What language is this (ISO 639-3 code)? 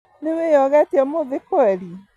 kik